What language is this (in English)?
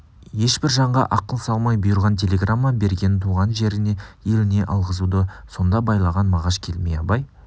Kazakh